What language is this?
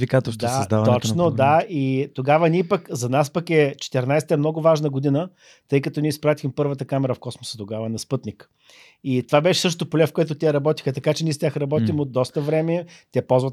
Bulgarian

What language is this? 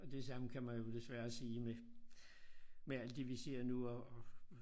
Danish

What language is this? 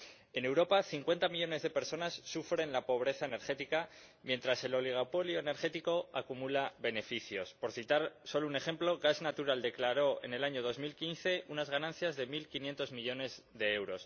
Spanish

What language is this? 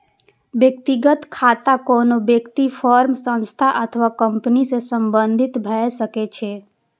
Maithili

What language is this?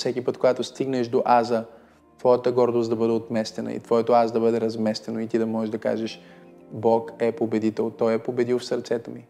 Bulgarian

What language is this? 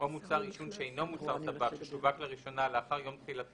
Hebrew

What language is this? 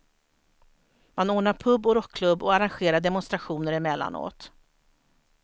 Swedish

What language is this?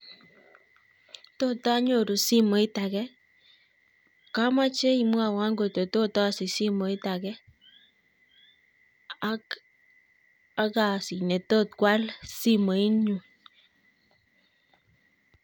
Kalenjin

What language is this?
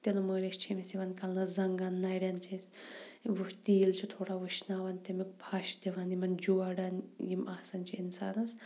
Kashmiri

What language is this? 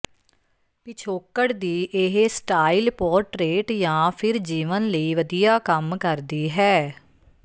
Punjabi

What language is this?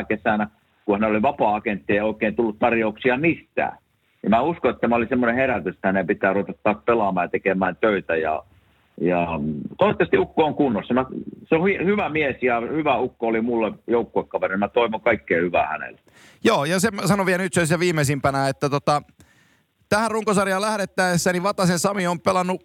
Finnish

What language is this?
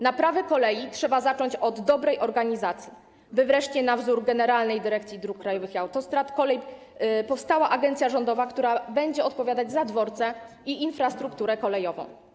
Polish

